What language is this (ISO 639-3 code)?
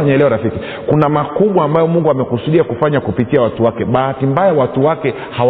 swa